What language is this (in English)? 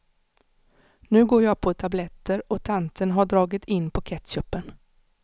Swedish